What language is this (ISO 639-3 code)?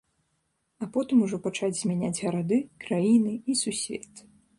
bel